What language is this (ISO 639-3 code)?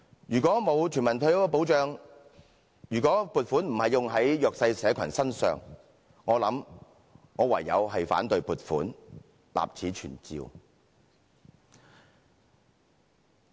yue